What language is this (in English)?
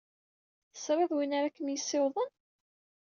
Kabyle